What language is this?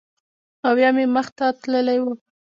Pashto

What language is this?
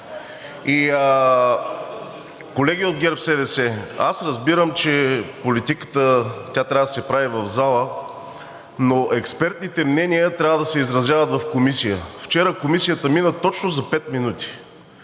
Bulgarian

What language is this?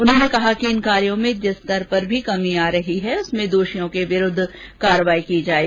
Hindi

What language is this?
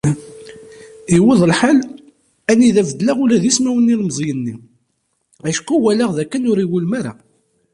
Kabyle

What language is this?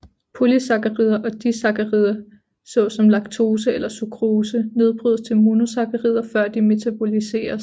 Danish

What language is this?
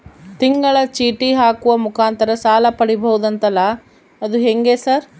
Kannada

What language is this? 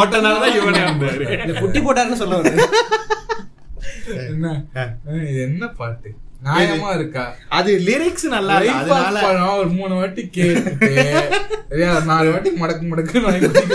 Tamil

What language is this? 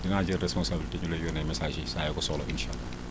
Wolof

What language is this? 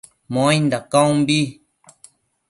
Matsés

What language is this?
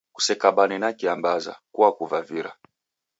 Taita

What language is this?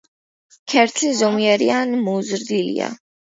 Georgian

